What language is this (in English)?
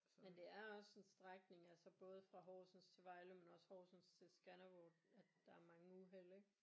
Danish